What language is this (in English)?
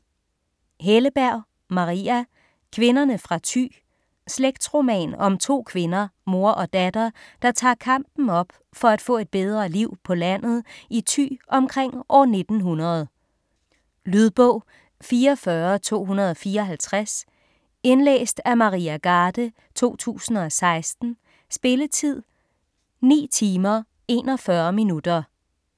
Danish